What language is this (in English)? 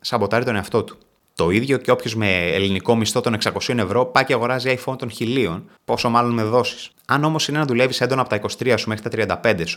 Greek